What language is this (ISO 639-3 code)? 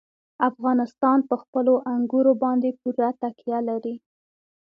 pus